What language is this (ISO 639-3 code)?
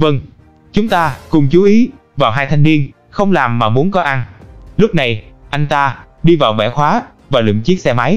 vie